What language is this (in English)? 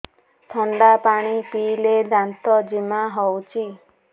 Odia